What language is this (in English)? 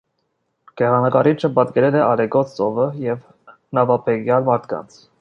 Armenian